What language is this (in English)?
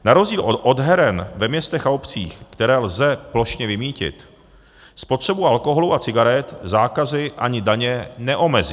Czech